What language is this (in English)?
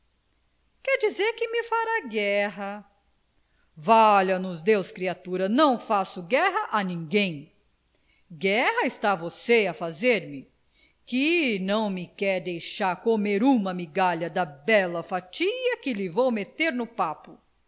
Portuguese